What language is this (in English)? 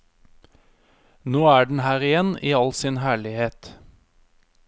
Norwegian